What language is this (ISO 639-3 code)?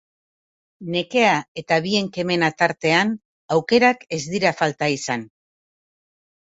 eus